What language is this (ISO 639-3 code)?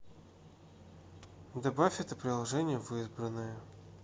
rus